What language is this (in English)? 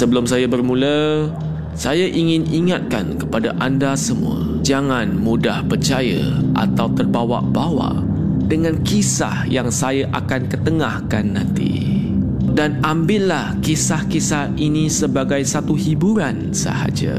Malay